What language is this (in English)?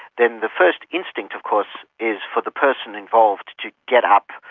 English